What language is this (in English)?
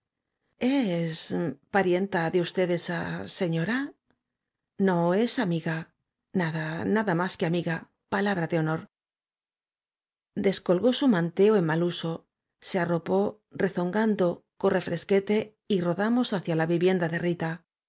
Spanish